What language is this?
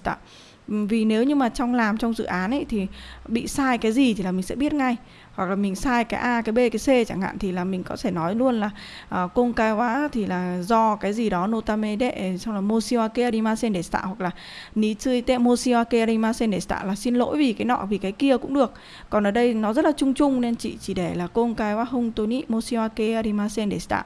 Vietnamese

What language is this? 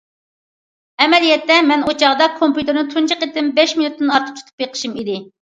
Uyghur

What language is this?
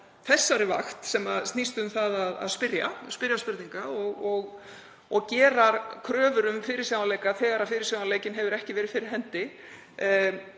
Icelandic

